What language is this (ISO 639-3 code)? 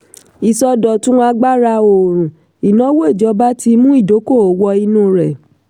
yor